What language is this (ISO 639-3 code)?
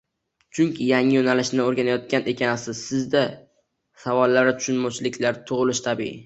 uzb